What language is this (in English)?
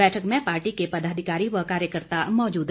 Hindi